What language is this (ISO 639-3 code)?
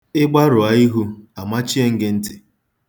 ibo